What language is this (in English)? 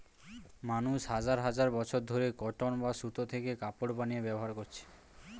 Bangla